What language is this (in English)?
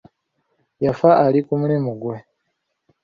Ganda